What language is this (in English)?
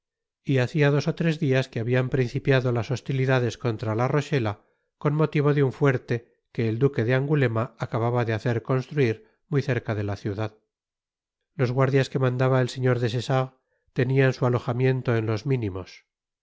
Spanish